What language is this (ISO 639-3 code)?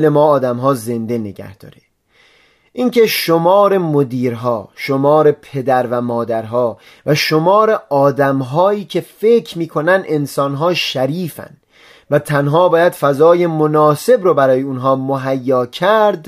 fas